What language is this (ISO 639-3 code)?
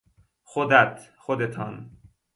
fas